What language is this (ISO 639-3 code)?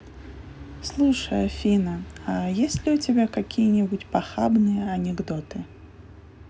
rus